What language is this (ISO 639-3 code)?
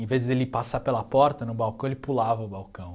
por